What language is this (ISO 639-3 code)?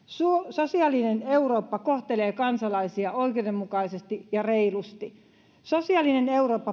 fin